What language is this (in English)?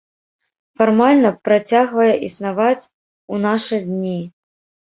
Belarusian